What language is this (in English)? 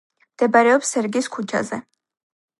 Georgian